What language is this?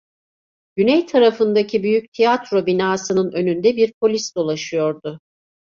Turkish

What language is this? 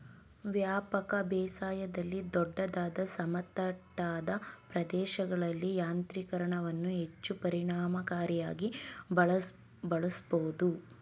Kannada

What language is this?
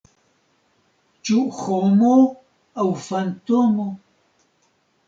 Esperanto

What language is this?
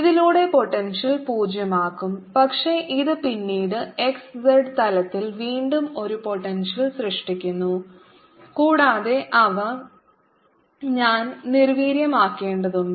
Malayalam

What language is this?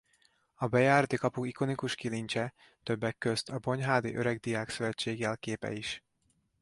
Hungarian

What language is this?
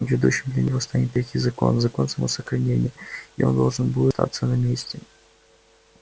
Russian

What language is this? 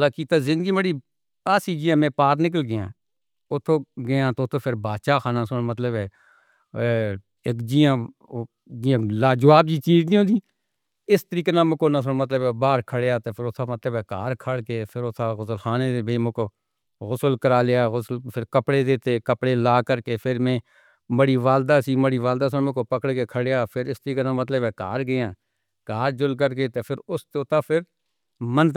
Northern Hindko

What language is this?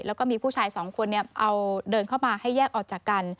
Thai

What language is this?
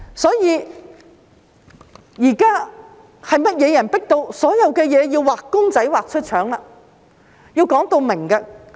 Cantonese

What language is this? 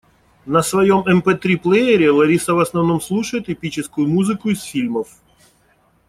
Russian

